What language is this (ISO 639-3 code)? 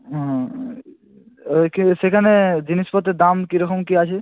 ben